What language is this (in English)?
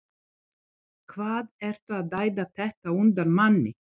Icelandic